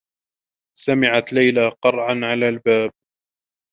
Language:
Arabic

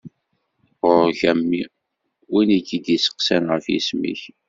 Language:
Kabyle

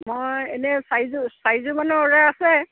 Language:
Assamese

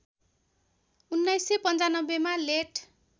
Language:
Nepali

